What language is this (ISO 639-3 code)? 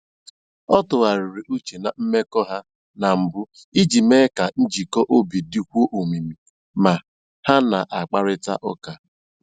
ibo